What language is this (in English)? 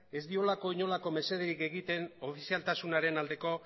Basque